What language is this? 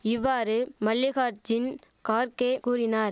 Tamil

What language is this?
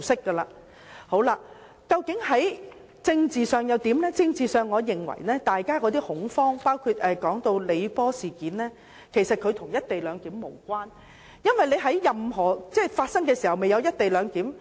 Cantonese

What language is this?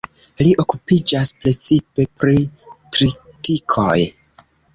Esperanto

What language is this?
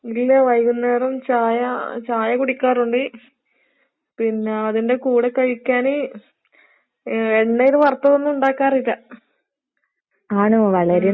Malayalam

